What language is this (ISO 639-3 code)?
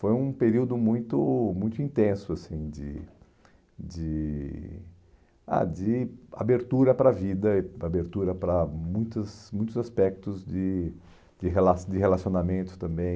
por